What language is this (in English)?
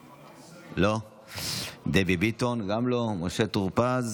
Hebrew